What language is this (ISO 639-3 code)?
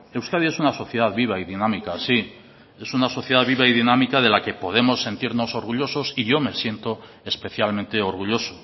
spa